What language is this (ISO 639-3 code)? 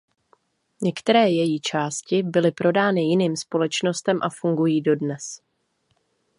ces